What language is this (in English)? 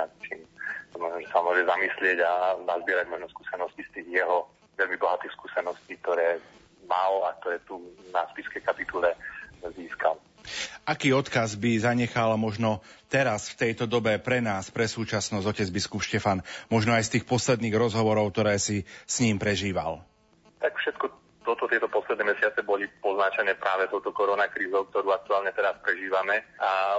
Slovak